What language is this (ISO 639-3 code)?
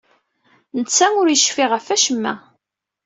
kab